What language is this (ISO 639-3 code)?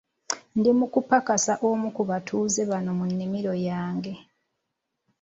lug